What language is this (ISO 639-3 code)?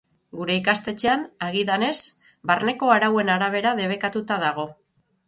eus